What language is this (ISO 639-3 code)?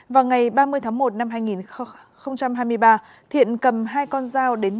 vie